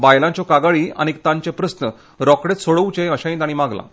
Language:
Konkani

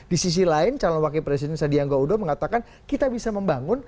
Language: Indonesian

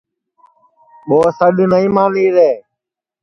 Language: Sansi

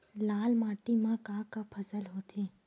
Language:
Chhattisgarhi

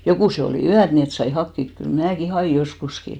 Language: Finnish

